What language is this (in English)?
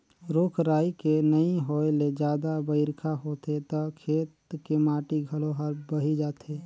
Chhattisgarhi